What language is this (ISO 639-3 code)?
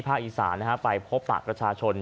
tha